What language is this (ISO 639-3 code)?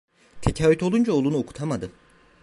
tur